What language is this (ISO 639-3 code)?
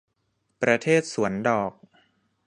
tha